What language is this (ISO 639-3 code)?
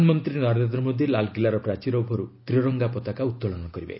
ori